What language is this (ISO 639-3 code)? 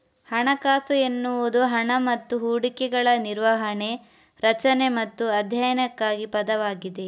kan